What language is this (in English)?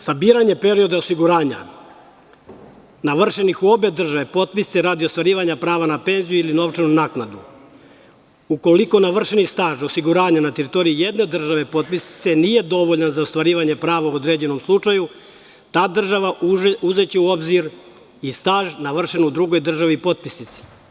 Serbian